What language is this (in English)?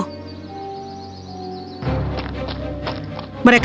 Indonesian